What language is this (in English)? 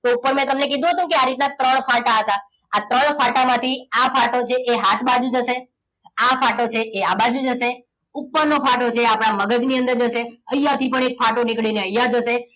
Gujarati